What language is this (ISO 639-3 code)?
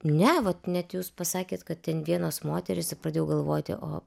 lit